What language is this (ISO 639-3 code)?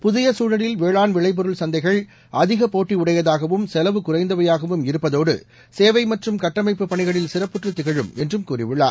tam